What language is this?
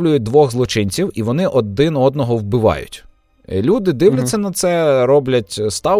Ukrainian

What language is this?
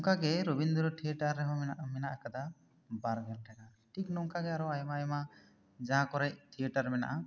Santali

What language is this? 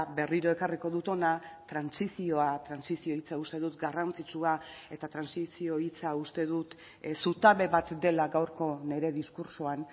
Basque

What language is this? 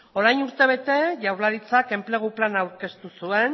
Basque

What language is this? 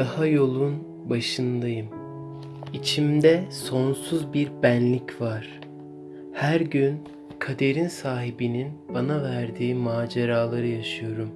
Turkish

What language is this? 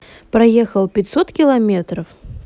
Russian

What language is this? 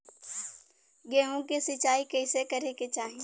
Bhojpuri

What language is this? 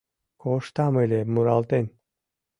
Mari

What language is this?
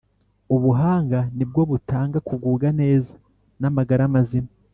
Kinyarwanda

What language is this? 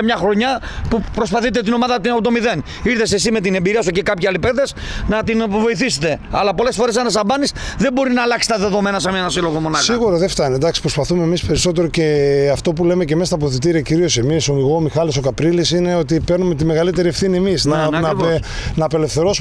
Greek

